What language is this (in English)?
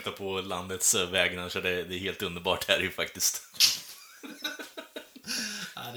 Swedish